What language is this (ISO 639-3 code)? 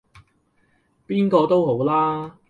yue